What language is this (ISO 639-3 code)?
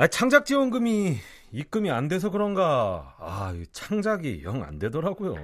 kor